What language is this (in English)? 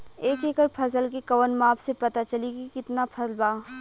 Bhojpuri